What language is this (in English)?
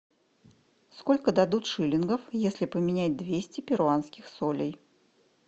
Russian